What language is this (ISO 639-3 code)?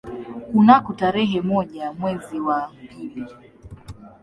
swa